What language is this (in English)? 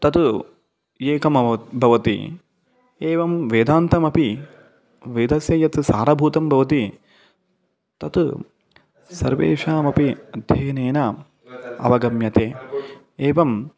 Sanskrit